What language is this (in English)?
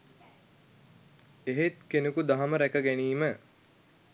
Sinhala